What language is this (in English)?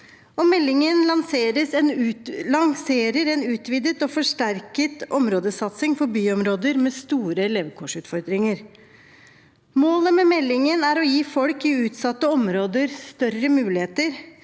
Norwegian